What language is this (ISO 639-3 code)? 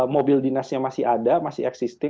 ind